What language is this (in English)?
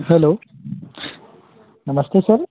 Hindi